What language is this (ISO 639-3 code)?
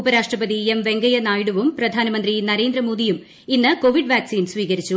mal